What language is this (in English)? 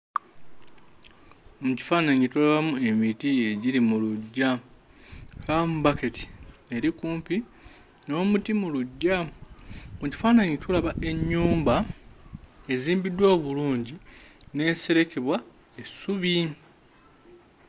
Ganda